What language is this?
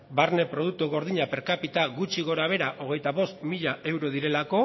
Basque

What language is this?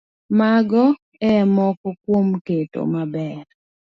Luo (Kenya and Tanzania)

